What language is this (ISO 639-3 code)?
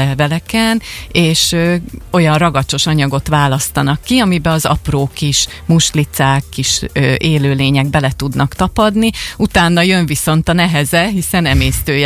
hun